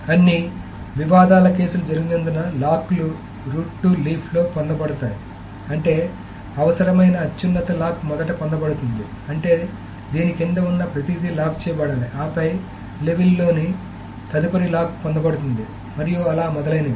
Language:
Telugu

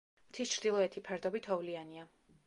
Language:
Georgian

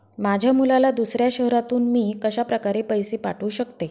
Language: Marathi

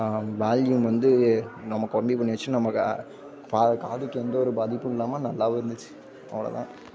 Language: Tamil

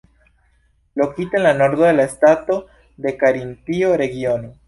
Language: Esperanto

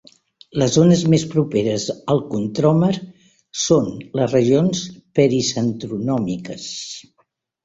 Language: Catalan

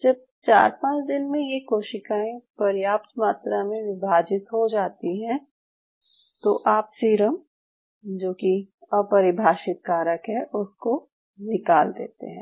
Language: Hindi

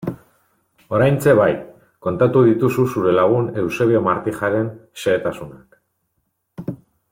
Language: Basque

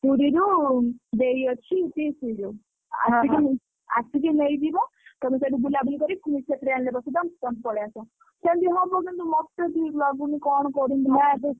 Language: Odia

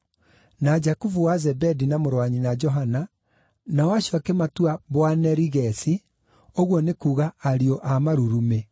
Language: Kikuyu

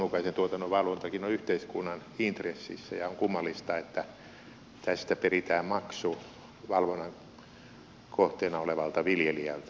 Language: Finnish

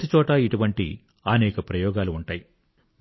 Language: Telugu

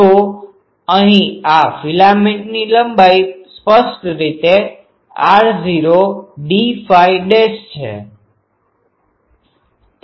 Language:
Gujarati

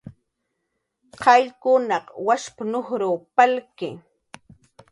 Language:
Jaqaru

